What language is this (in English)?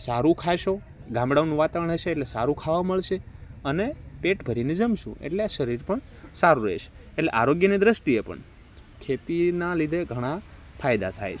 Gujarati